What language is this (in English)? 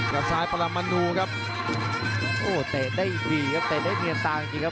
Thai